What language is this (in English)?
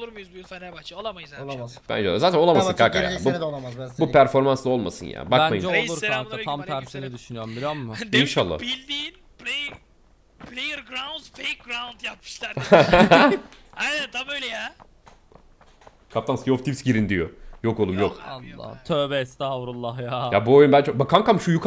Turkish